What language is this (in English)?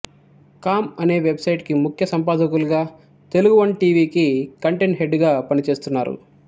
Telugu